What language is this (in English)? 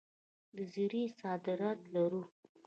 Pashto